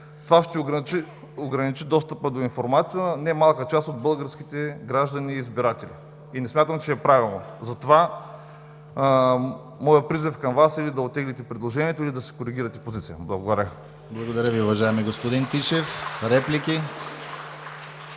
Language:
Bulgarian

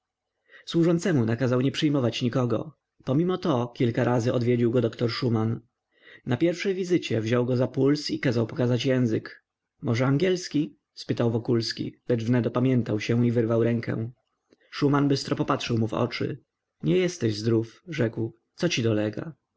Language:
Polish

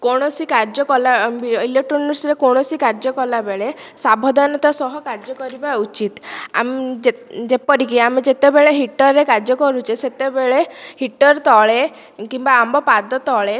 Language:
Odia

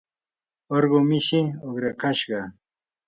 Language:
Yanahuanca Pasco Quechua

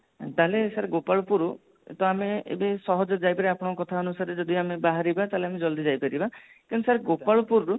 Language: Odia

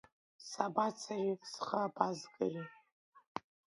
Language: Abkhazian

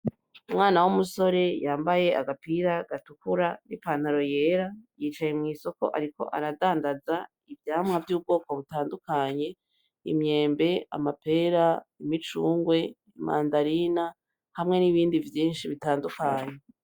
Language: Rundi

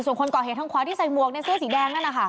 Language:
Thai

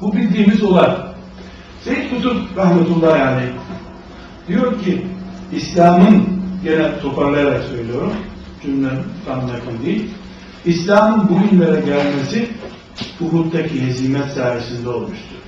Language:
Turkish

